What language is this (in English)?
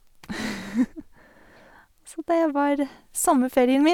Norwegian